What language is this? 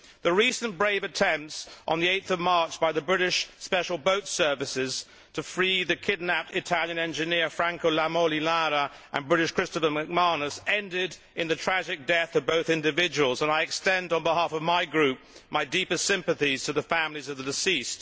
English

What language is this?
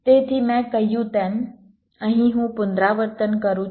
Gujarati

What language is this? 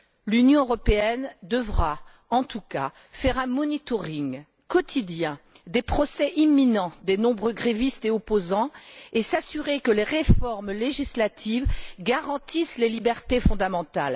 French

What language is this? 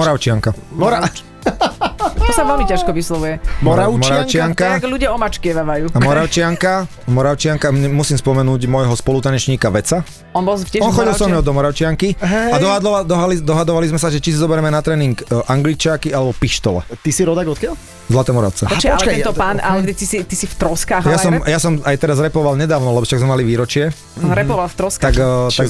Slovak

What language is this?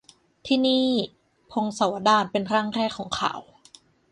Thai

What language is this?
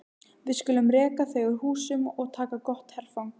Icelandic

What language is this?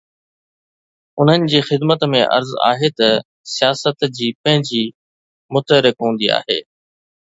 Sindhi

